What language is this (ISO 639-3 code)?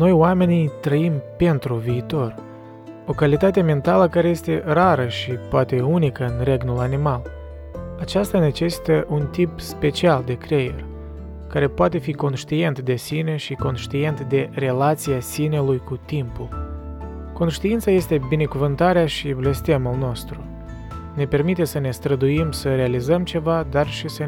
ron